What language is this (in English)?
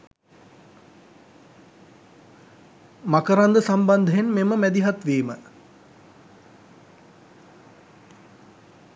Sinhala